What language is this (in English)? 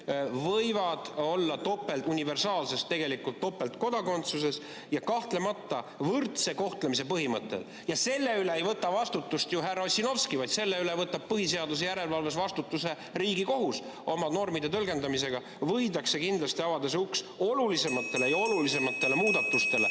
Estonian